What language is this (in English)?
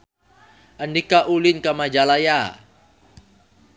Sundanese